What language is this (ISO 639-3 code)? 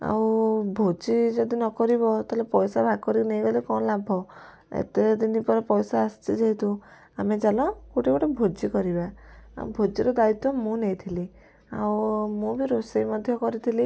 ori